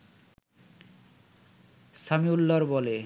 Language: Bangla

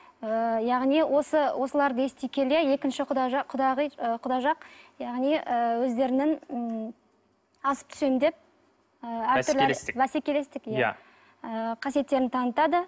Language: Kazakh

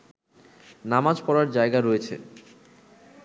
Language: Bangla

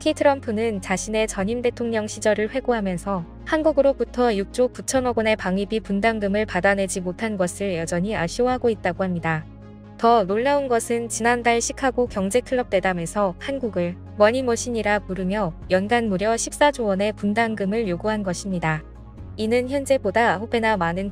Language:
Korean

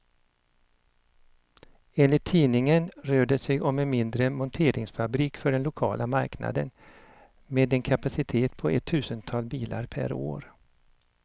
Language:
Swedish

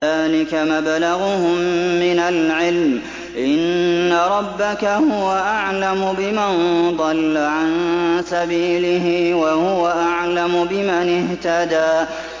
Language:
Arabic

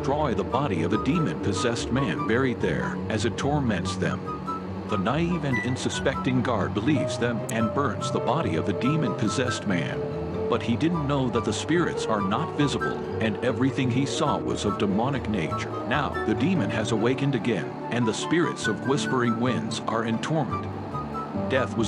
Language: Russian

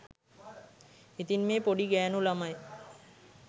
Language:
Sinhala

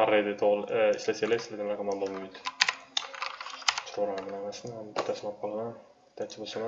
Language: Turkish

